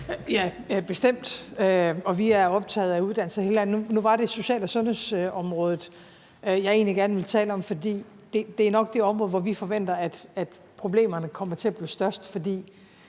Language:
Danish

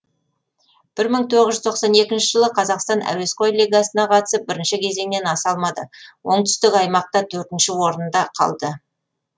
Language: Kazakh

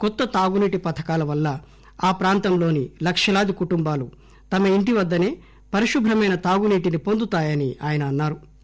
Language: Telugu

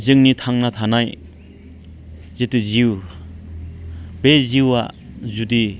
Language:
Bodo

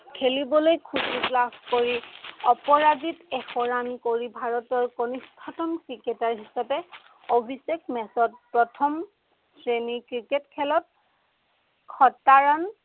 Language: Assamese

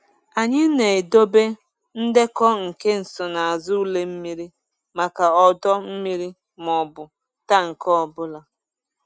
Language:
Igbo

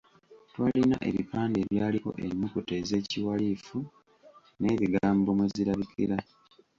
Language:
Ganda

